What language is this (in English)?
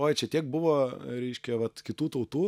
Lithuanian